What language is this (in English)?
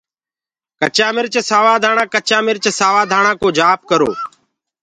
Gurgula